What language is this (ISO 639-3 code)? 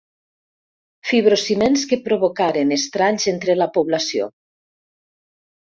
cat